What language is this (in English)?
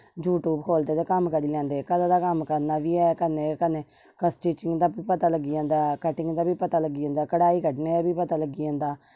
Dogri